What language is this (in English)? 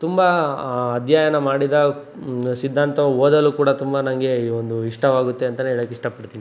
Kannada